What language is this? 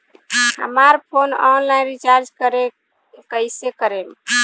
Bhojpuri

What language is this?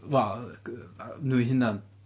Welsh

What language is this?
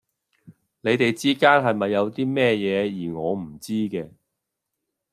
Cantonese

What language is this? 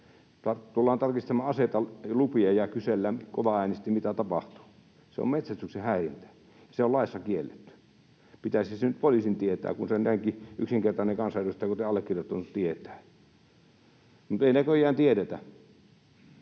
Finnish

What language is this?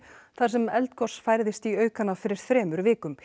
Icelandic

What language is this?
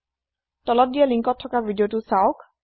Assamese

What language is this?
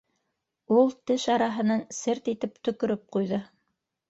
Bashkir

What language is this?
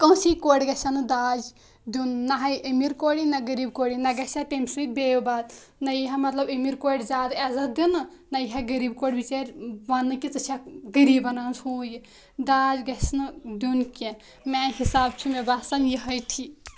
Kashmiri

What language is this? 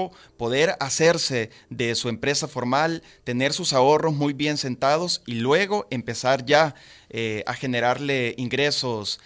Spanish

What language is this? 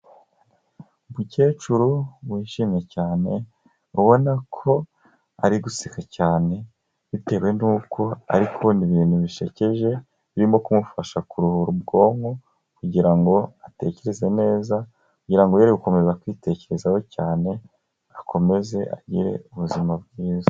Kinyarwanda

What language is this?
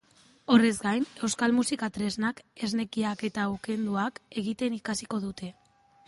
Basque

